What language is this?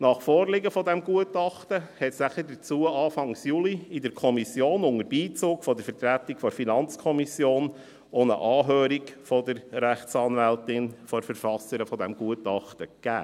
Swiss German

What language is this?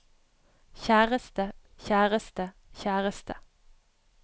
Norwegian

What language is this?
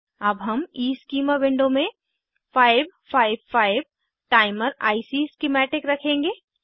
Hindi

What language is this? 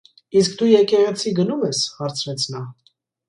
Armenian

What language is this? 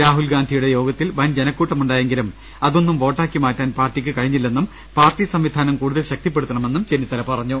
Malayalam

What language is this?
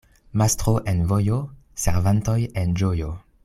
Esperanto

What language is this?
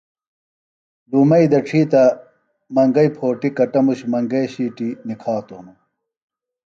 Phalura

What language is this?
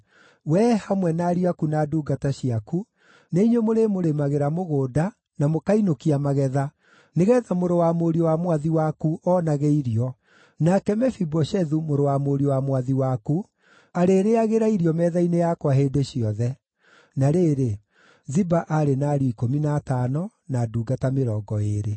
Kikuyu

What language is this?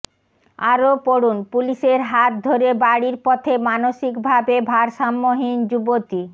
Bangla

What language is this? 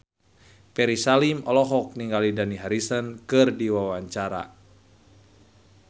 Sundanese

